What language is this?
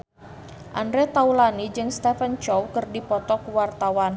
Sundanese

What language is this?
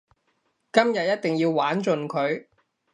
Cantonese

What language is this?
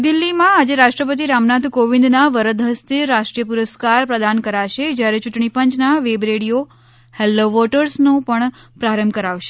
Gujarati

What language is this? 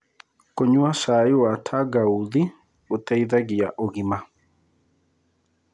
Kikuyu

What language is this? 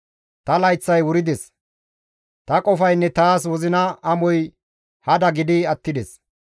Gamo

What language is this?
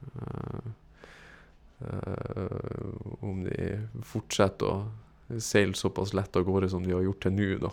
Norwegian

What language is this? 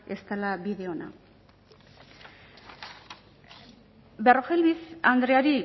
Basque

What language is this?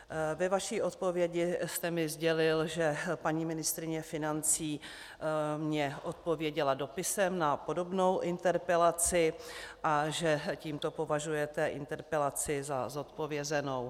Czech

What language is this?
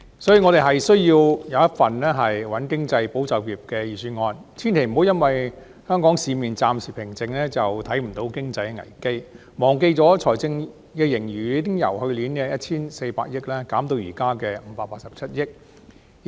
Cantonese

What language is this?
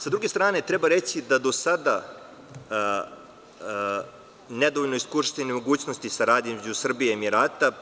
Serbian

